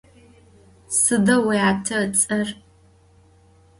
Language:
Adyghe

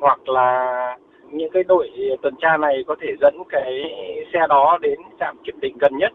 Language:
Vietnamese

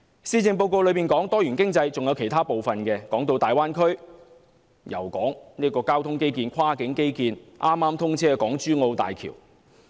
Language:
Cantonese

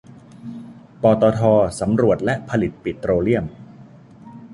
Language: Thai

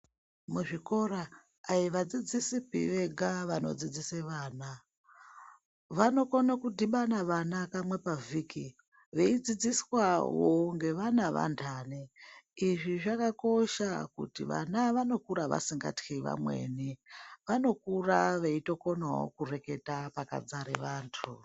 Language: Ndau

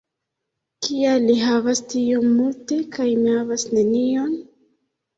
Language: Esperanto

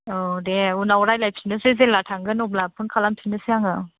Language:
Bodo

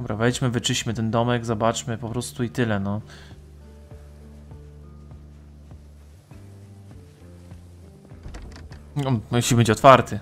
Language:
Polish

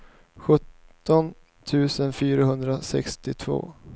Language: Swedish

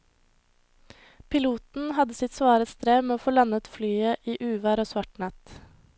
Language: Norwegian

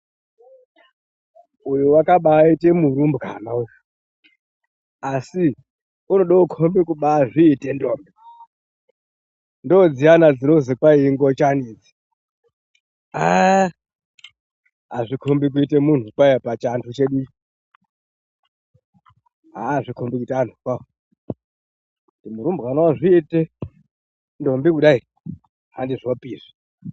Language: Ndau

